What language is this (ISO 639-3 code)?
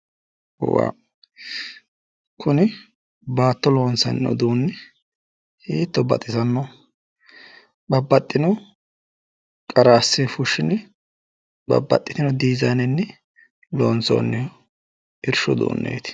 sid